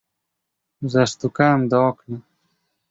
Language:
Polish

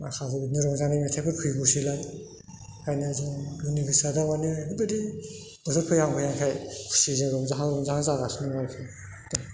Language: Bodo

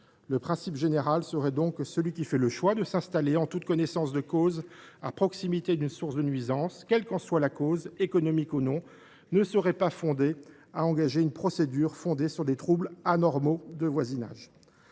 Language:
French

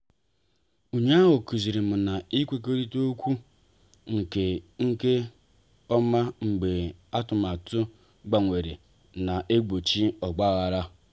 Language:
Igbo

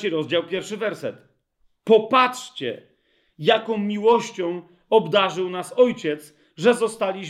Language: Polish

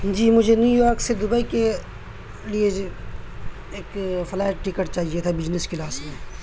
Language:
Urdu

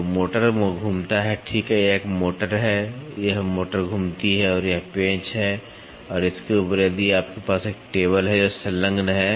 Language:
Hindi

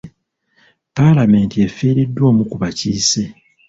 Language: Ganda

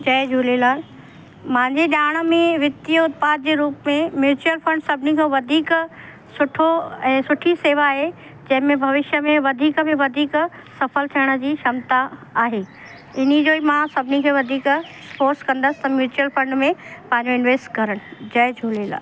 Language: Sindhi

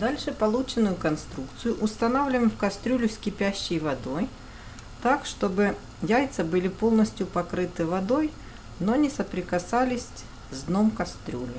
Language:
Russian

